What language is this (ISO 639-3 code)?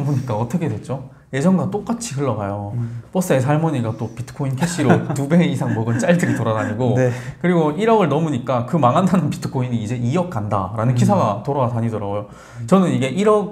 kor